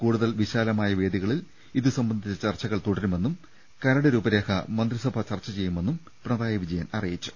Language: Malayalam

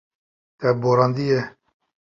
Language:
Kurdish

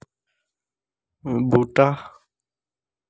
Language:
Dogri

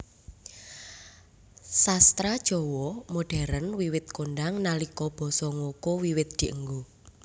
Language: Javanese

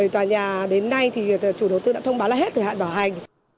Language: Vietnamese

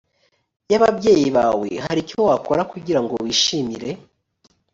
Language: Kinyarwanda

